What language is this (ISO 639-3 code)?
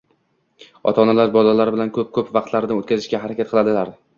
uzb